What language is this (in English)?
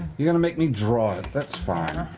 English